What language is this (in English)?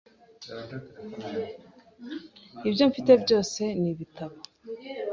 Kinyarwanda